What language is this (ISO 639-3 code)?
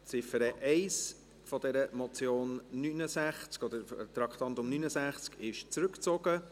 gsw